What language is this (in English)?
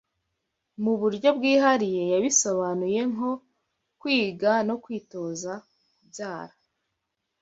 Kinyarwanda